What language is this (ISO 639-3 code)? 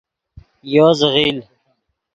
ydg